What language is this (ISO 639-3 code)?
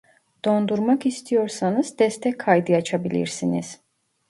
tur